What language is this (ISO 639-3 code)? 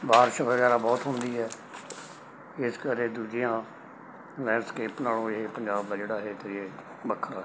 pan